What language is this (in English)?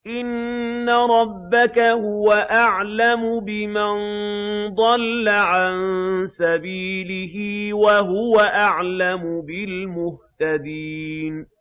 Arabic